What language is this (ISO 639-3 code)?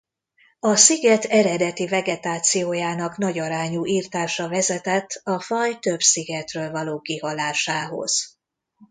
hun